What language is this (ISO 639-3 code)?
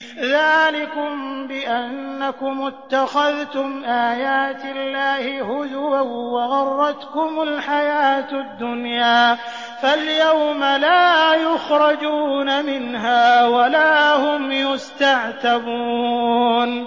ara